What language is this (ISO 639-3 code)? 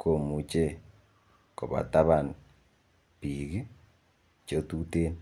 kln